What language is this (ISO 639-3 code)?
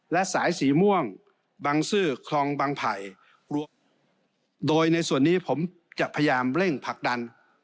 tha